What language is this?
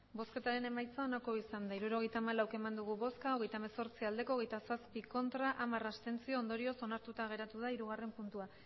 Basque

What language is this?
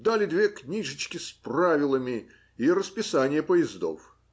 Russian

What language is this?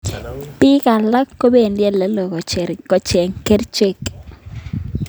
Kalenjin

